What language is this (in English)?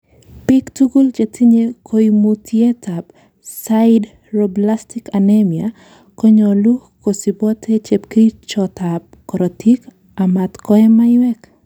Kalenjin